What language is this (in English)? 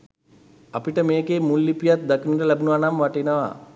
Sinhala